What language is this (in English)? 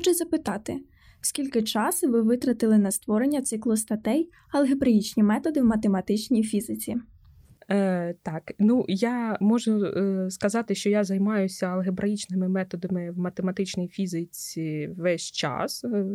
Ukrainian